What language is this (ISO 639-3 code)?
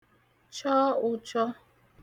ibo